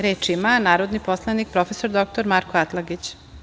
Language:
Serbian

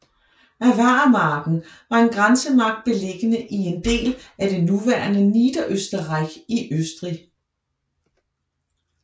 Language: Danish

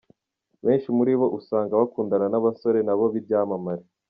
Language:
Kinyarwanda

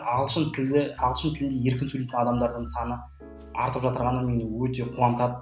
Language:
Kazakh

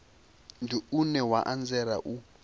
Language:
Venda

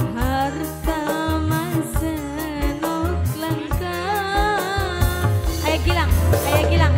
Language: Indonesian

